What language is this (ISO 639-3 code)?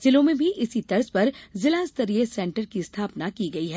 hin